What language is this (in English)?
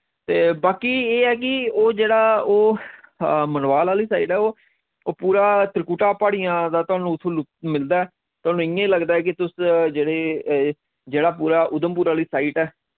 Dogri